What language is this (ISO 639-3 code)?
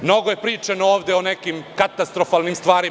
srp